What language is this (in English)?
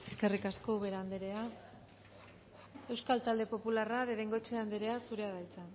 Basque